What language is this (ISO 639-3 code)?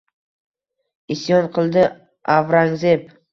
uzb